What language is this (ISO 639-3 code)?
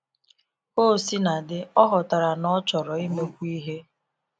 ibo